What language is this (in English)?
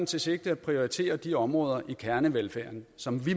Danish